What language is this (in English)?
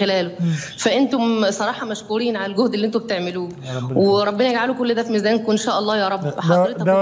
Arabic